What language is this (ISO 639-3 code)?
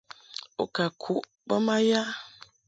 mhk